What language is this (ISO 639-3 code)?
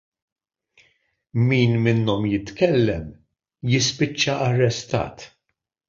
mlt